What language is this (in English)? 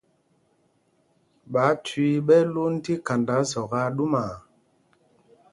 Mpumpong